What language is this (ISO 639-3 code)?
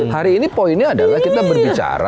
ind